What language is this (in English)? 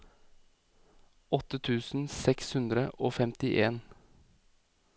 Norwegian